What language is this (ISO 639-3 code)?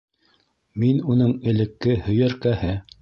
bak